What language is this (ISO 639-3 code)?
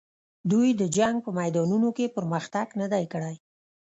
pus